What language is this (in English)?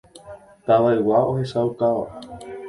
Guarani